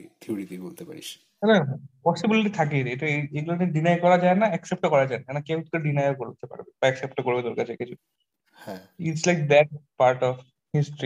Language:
Bangla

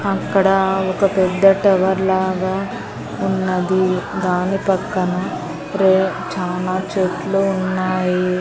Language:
Telugu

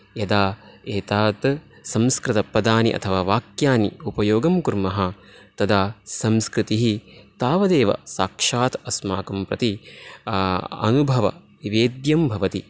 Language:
Sanskrit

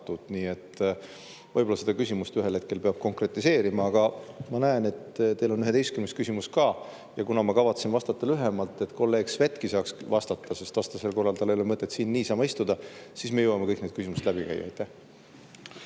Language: Estonian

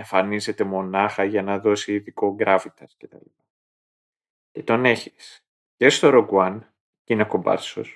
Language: Greek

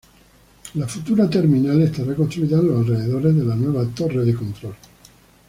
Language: Spanish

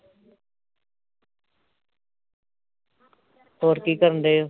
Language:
Punjabi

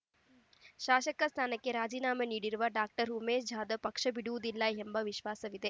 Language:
Kannada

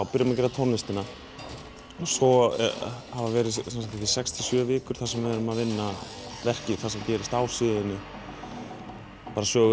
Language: Icelandic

